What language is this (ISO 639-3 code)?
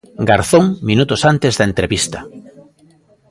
glg